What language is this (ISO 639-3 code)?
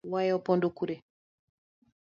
luo